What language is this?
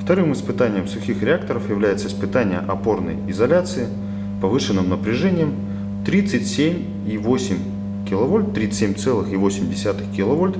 Russian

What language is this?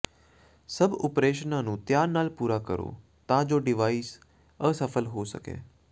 Punjabi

